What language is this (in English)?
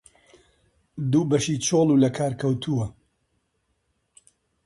Central Kurdish